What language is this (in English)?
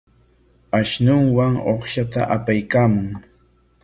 Corongo Ancash Quechua